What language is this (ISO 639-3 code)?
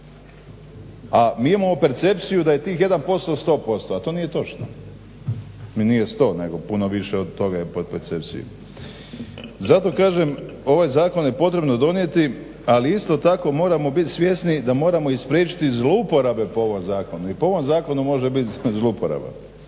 hrv